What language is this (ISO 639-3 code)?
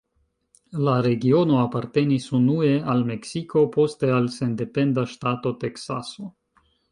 epo